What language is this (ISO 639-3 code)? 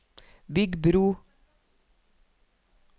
nor